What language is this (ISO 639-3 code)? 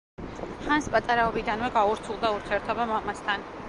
kat